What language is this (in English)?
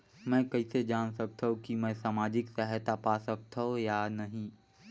Chhattisgarhi